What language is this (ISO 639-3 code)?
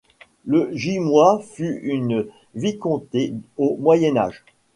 fra